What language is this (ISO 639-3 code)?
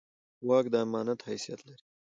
pus